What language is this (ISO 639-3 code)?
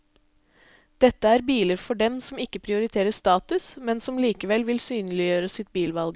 nor